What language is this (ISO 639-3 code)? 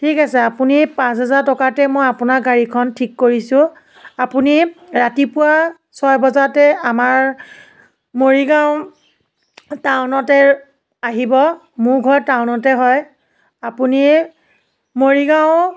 asm